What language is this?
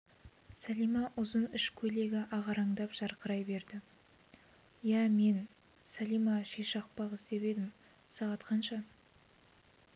Kazakh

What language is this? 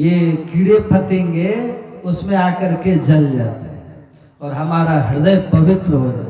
Hindi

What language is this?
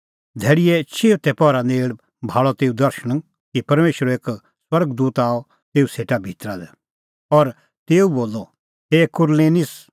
Kullu Pahari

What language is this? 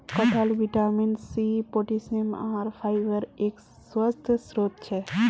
Magahi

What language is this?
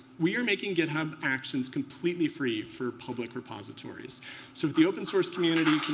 English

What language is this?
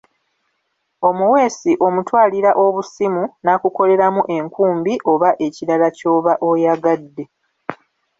Ganda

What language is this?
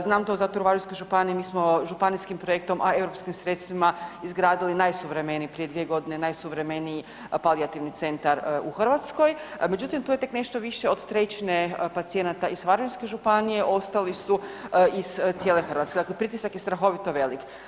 Croatian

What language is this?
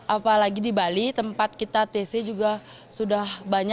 Indonesian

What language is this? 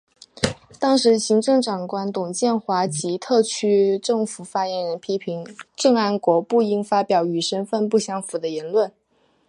Chinese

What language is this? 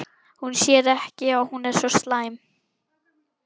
Icelandic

